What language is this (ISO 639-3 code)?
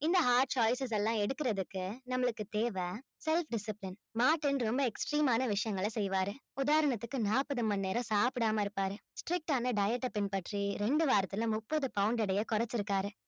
tam